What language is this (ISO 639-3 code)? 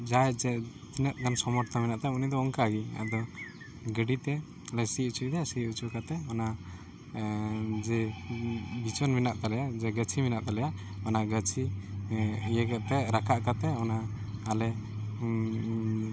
sat